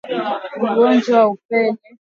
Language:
Swahili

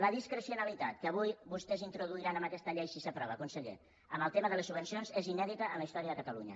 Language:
Catalan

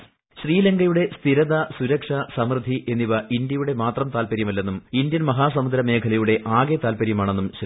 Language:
Malayalam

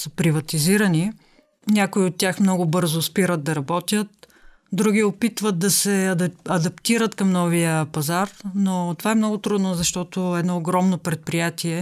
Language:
Bulgarian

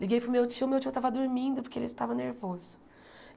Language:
Portuguese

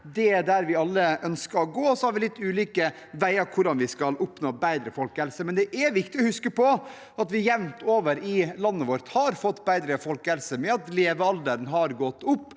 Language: Norwegian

